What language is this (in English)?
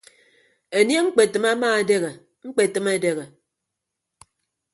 Ibibio